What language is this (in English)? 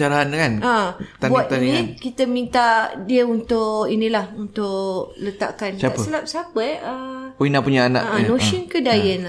Malay